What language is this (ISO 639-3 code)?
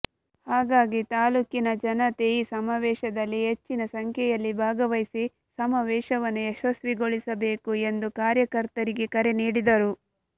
kan